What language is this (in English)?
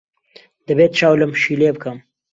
Central Kurdish